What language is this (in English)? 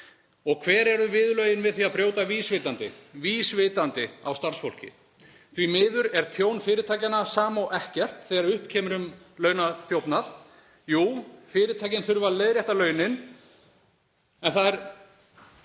Icelandic